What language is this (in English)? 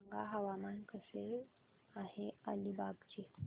Marathi